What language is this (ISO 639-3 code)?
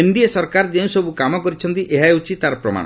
ori